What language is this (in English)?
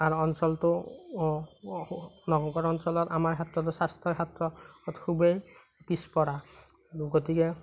Assamese